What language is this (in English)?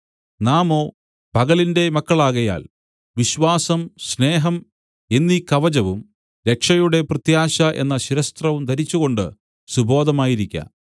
Malayalam